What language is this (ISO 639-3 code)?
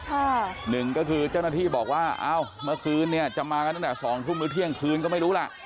tha